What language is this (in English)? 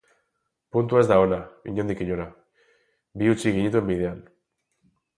Basque